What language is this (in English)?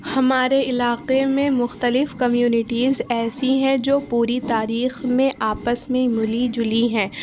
Urdu